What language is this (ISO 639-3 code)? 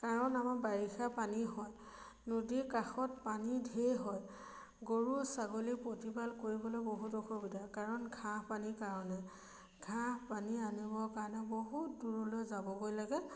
asm